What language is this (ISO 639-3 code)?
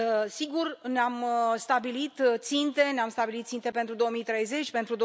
ron